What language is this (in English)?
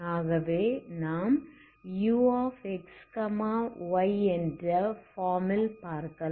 Tamil